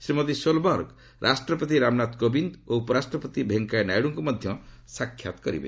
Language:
Odia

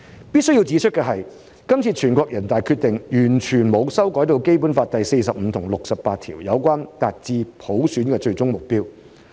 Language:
Cantonese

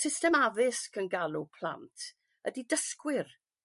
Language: Welsh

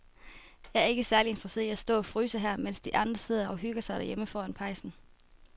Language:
Danish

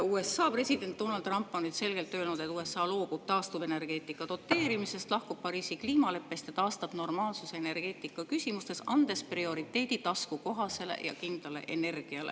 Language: Estonian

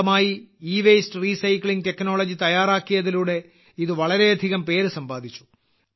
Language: Malayalam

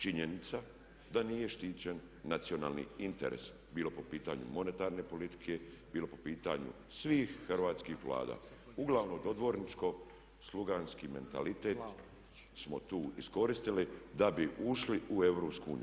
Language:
Croatian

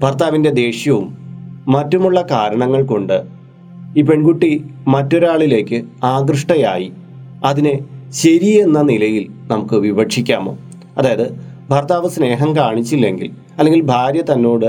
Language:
Malayalam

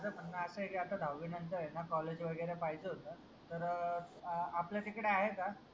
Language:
Marathi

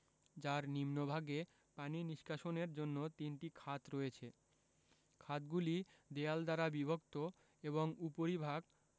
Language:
Bangla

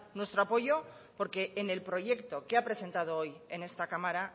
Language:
Spanish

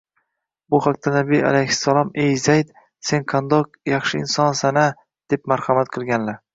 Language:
Uzbek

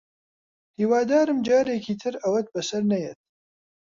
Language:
Central Kurdish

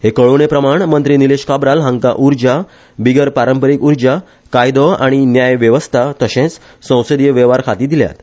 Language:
Konkani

